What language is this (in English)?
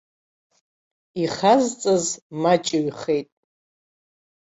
Abkhazian